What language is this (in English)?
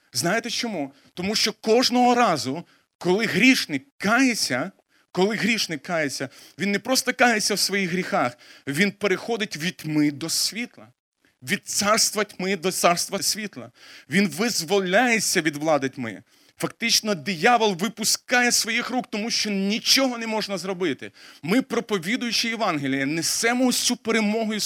Ukrainian